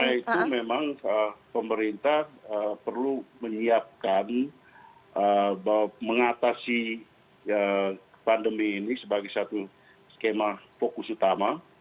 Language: Indonesian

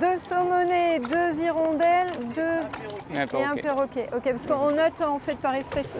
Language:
French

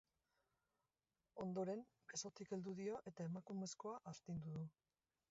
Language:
Basque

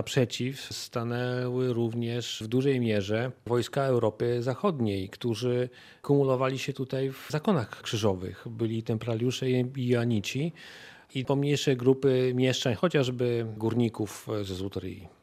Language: Polish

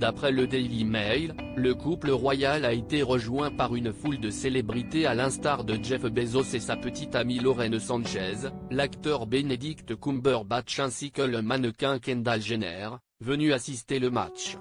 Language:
French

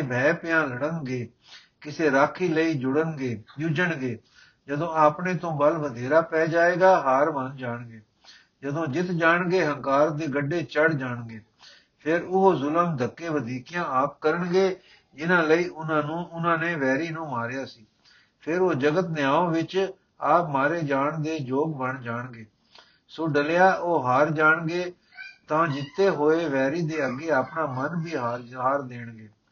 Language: Punjabi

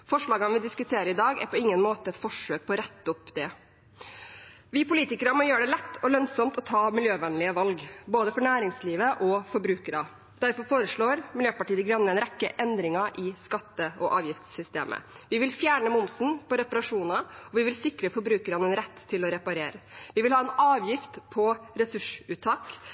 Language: Norwegian Bokmål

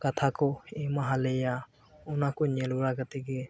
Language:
Santali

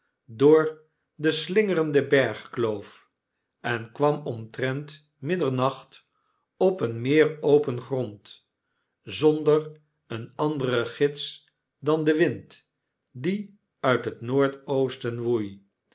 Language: Dutch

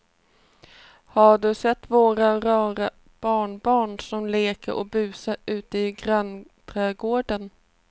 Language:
Swedish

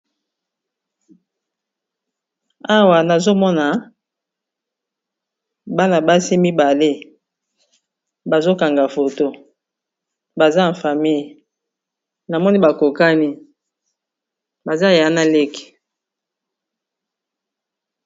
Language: Lingala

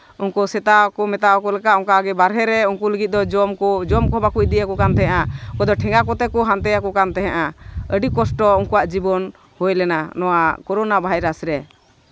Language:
Santali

